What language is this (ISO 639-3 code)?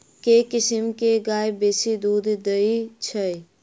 mai